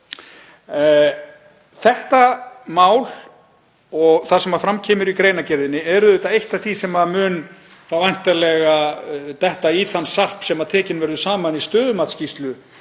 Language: Icelandic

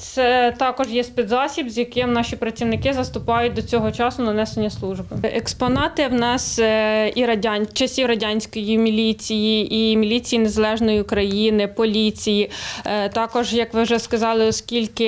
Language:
Ukrainian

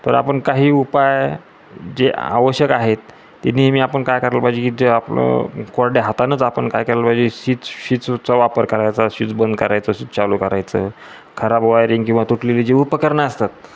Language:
Marathi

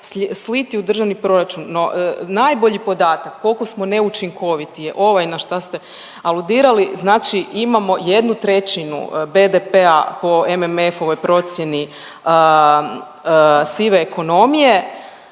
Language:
Croatian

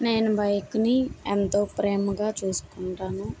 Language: Telugu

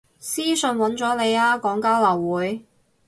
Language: Cantonese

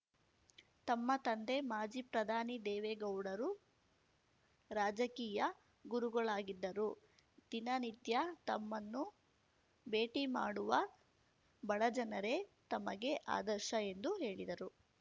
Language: Kannada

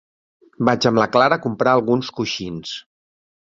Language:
Catalan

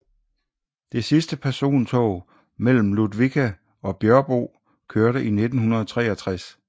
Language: Danish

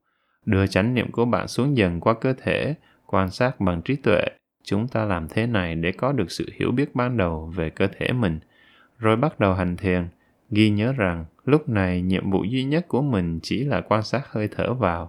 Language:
Vietnamese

